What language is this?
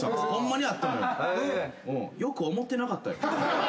Japanese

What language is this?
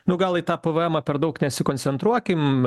Lithuanian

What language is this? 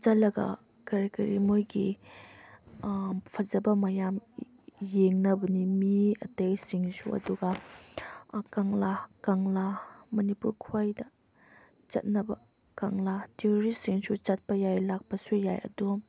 Manipuri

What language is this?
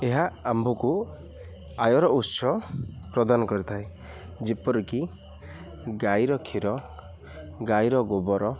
Odia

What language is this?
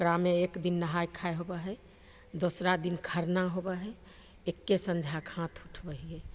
Maithili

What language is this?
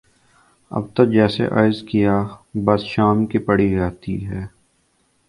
Urdu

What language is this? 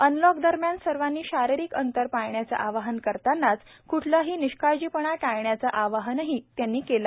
Marathi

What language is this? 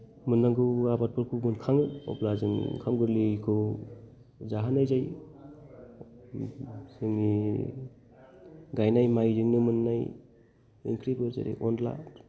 Bodo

